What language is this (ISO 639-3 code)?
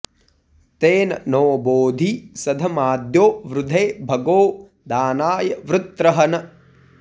san